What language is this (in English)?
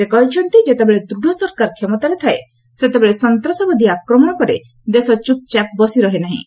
Odia